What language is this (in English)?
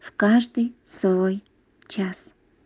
Russian